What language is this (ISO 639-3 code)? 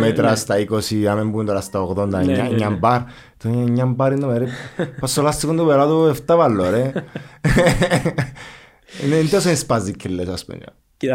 ell